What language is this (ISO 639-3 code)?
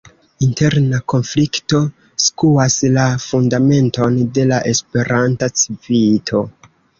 epo